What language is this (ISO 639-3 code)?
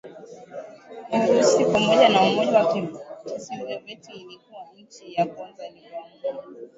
swa